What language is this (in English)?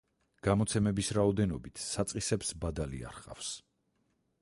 Georgian